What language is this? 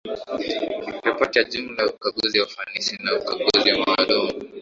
Swahili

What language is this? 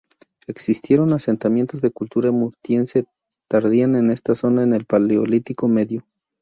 Spanish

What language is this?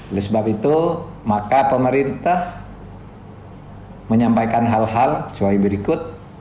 Indonesian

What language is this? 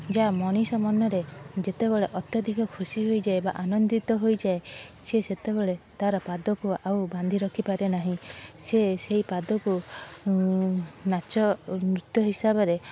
Odia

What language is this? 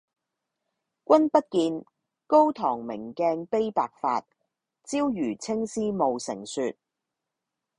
Cantonese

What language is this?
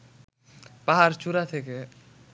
Bangla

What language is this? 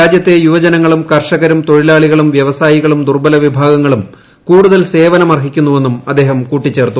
Malayalam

